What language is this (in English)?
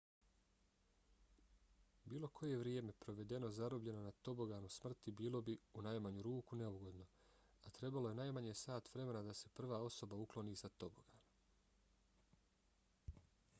Bosnian